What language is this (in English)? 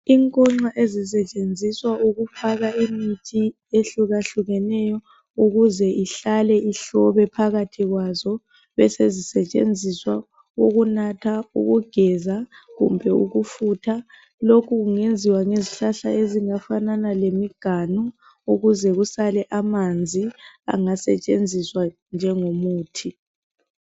North Ndebele